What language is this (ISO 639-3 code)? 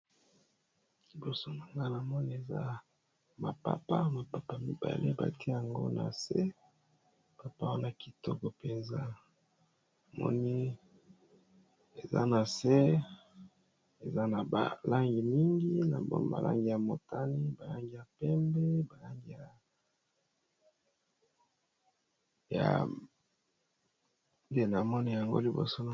lin